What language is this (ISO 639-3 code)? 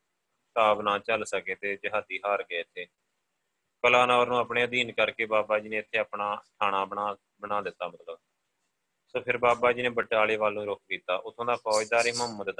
pan